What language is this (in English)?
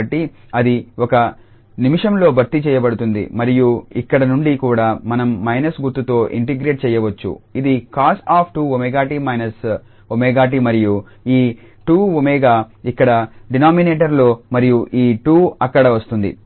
Telugu